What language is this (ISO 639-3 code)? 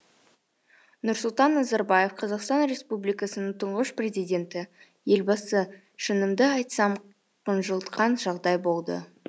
kaz